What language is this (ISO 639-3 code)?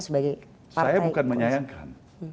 ind